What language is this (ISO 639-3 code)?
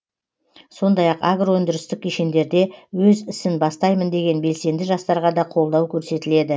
kaz